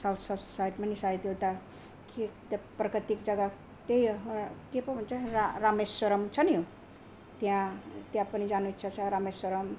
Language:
Nepali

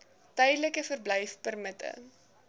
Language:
Afrikaans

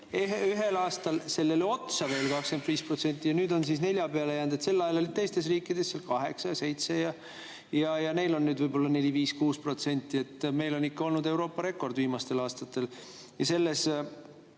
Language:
Estonian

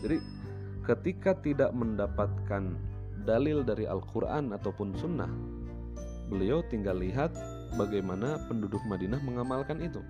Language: Indonesian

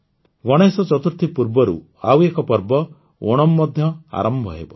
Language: Odia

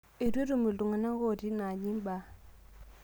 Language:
Masai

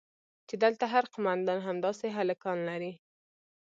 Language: Pashto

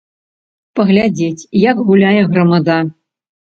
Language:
Belarusian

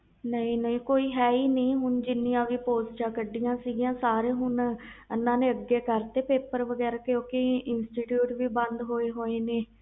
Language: Punjabi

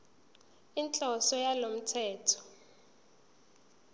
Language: Zulu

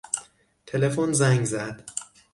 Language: Persian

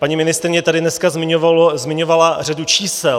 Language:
Czech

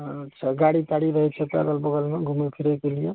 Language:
Maithili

